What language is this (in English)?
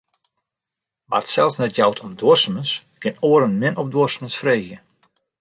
Western Frisian